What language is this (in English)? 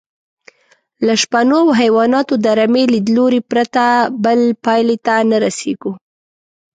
Pashto